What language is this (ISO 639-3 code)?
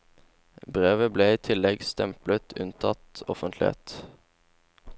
nor